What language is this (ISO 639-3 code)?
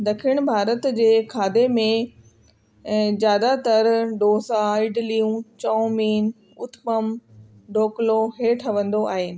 snd